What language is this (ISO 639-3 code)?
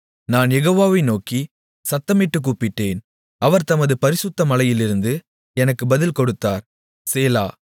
tam